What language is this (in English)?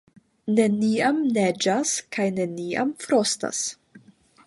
Esperanto